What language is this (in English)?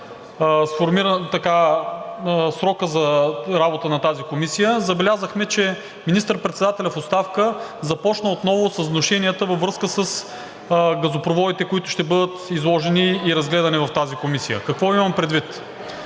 Bulgarian